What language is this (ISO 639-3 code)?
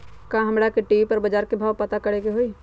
mag